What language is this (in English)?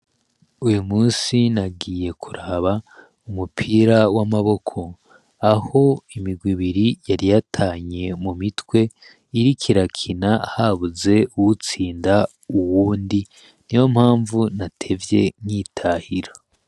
Rundi